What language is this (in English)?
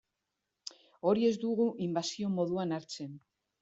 Basque